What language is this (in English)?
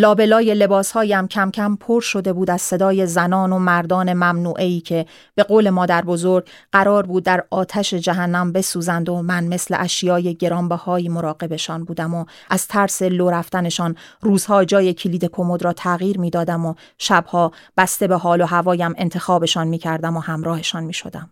Persian